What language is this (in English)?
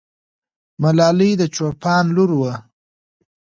Pashto